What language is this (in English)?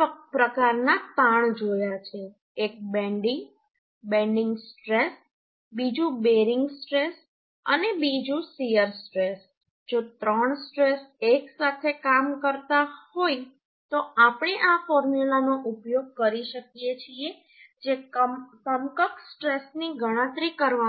Gujarati